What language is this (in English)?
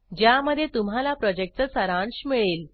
Marathi